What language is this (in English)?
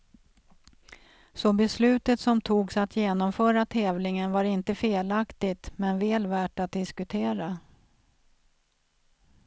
Swedish